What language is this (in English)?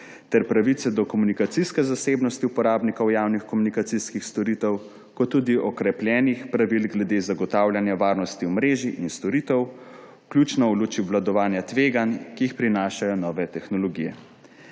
Slovenian